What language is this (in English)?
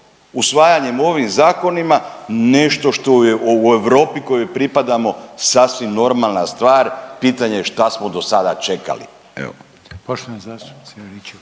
Croatian